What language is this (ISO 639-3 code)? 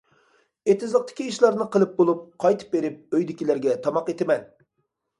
uig